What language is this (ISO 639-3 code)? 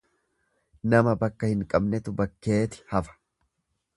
orm